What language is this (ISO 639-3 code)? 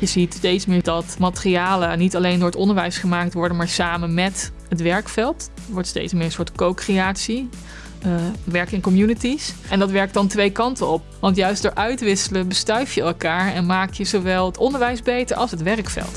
nld